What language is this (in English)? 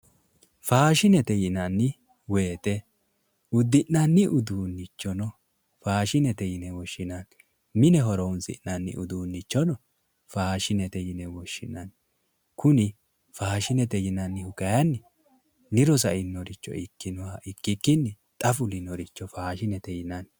Sidamo